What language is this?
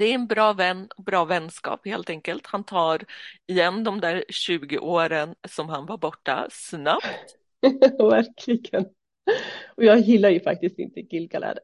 Swedish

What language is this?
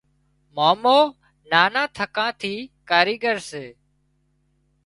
Wadiyara Koli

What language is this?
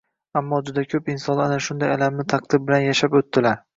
Uzbek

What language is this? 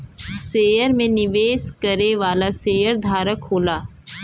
Bhojpuri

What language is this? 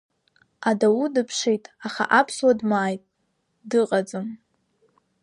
Abkhazian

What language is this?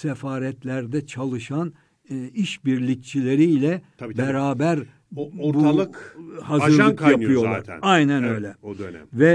Turkish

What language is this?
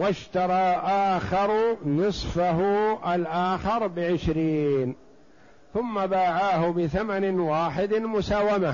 Arabic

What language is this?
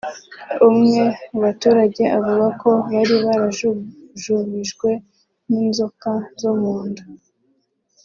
Kinyarwanda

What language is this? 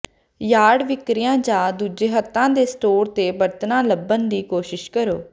Punjabi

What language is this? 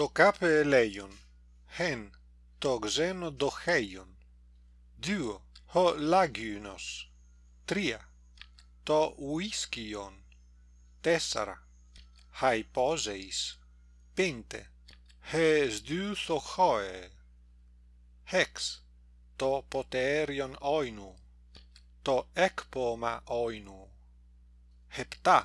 Greek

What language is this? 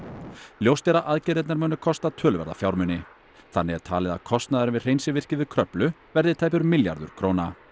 Icelandic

